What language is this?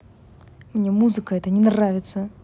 Russian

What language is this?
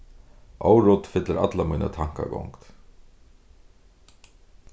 Faroese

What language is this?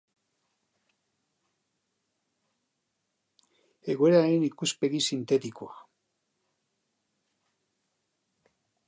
Basque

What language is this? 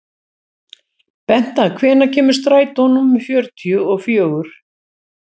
Icelandic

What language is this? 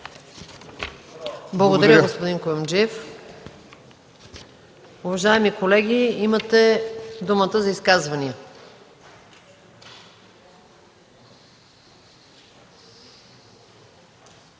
Bulgarian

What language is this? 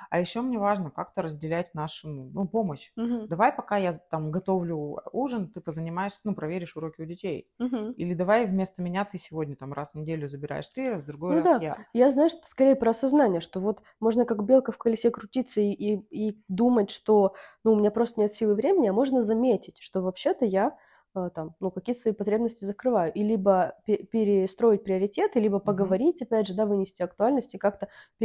Russian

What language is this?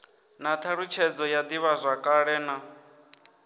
Venda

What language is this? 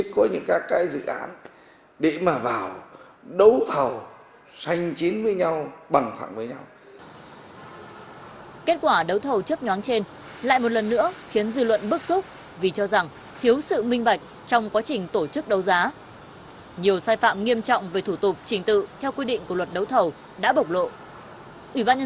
Vietnamese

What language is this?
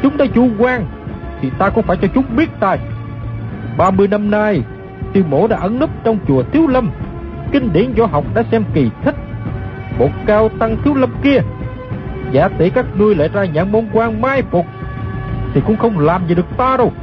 Vietnamese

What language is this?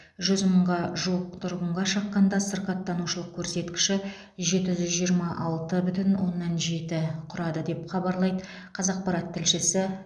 Kazakh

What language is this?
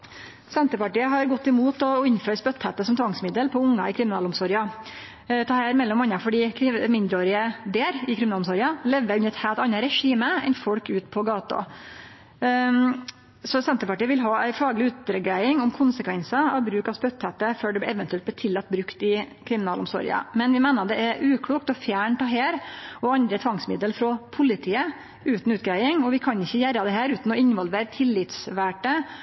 Norwegian Nynorsk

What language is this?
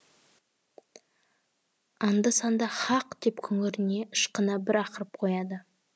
Kazakh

